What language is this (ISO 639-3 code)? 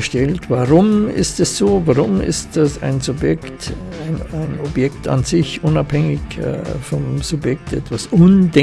deu